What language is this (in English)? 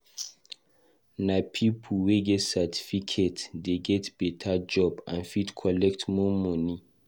Nigerian Pidgin